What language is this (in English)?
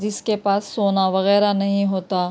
Urdu